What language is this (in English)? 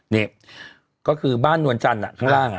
Thai